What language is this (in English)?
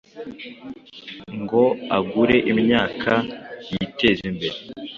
Kinyarwanda